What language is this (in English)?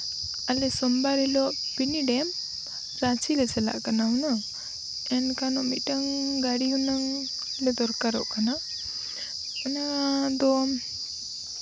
Santali